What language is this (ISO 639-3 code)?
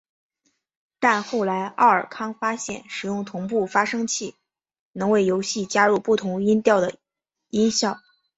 zho